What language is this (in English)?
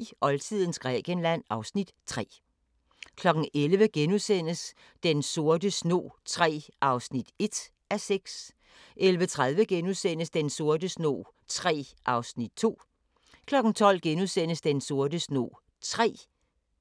Danish